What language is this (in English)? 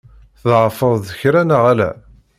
Kabyle